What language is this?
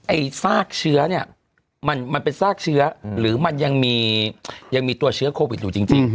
Thai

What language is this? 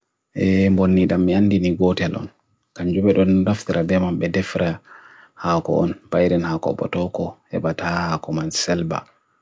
Bagirmi Fulfulde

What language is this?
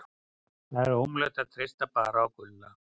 Icelandic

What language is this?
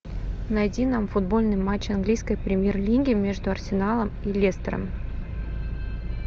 Russian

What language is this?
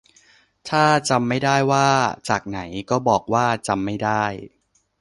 Thai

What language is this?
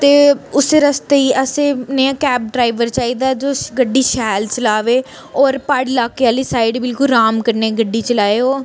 Dogri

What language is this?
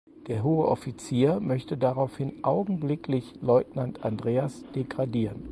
German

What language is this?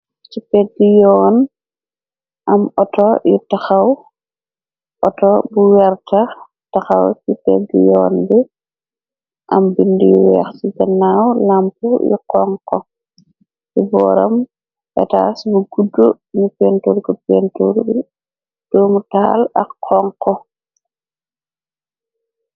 Wolof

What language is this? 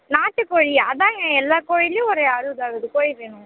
Tamil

